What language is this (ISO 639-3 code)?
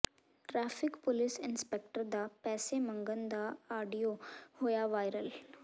pan